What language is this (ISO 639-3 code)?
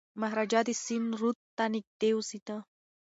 pus